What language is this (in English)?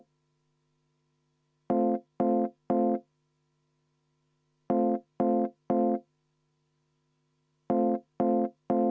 Estonian